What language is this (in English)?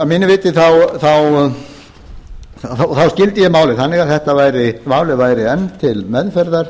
Icelandic